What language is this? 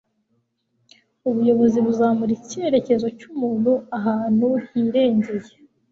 Kinyarwanda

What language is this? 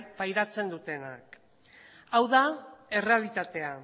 Basque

